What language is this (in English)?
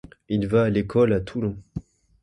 French